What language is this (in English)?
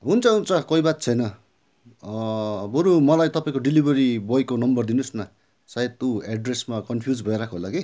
Nepali